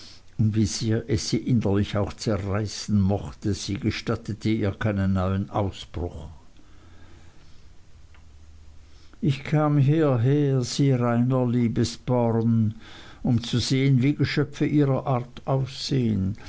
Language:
German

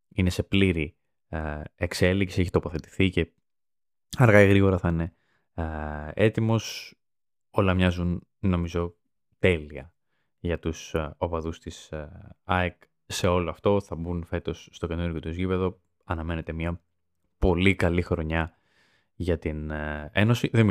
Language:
Greek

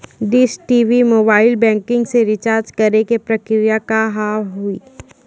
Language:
Maithili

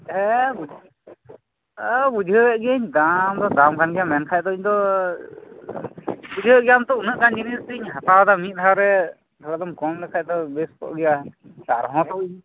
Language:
Santali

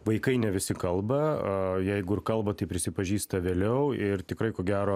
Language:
Lithuanian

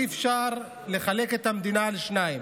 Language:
Hebrew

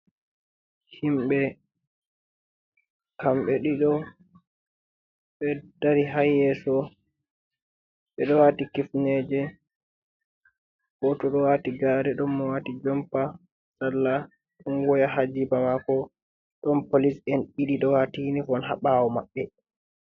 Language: Fula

